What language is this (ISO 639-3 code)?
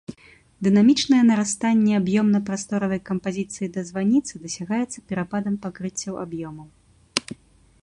bel